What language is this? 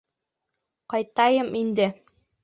Bashkir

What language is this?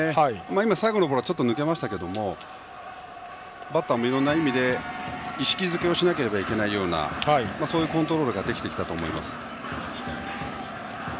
Japanese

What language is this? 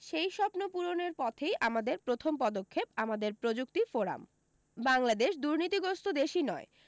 Bangla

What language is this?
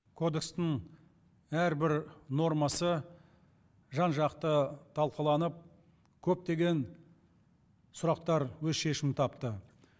Kazakh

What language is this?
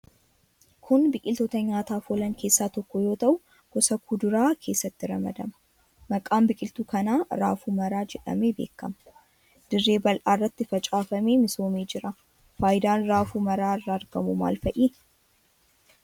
Oromo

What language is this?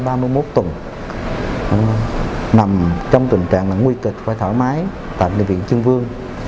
Vietnamese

